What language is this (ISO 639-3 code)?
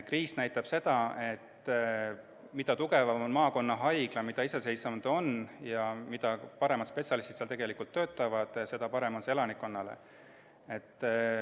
est